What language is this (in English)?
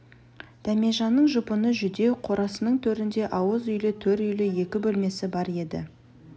Kazakh